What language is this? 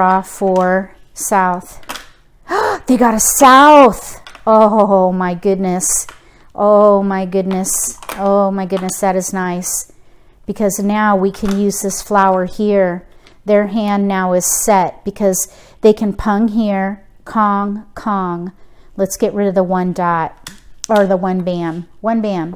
English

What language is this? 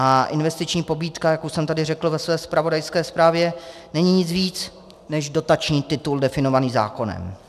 Czech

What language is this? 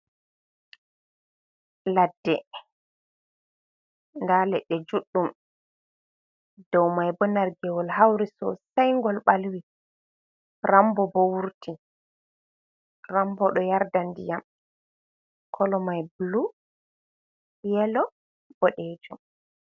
Fula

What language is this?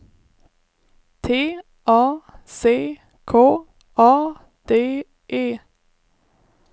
Swedish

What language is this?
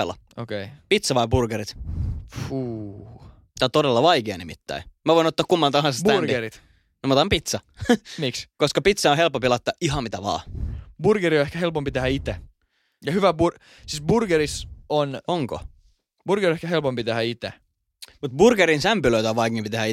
Finnish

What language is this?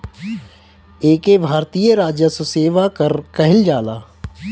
Bhojpuri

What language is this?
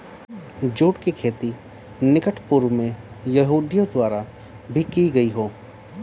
Hindi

